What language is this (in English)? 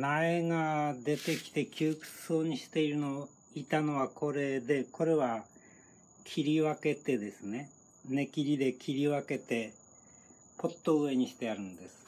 Japanese